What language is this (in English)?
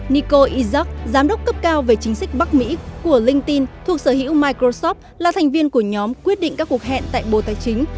Vietnamese